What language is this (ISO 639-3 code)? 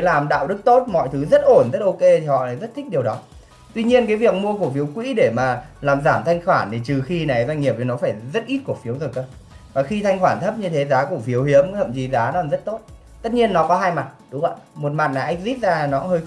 vie